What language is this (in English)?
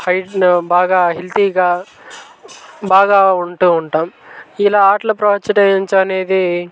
Telugu